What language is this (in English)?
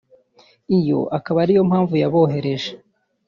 Kinyarwanda